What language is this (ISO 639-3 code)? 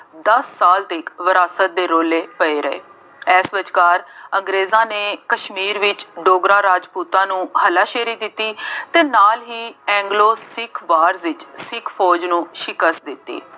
pan